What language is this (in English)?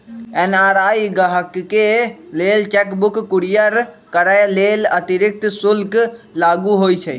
Magahi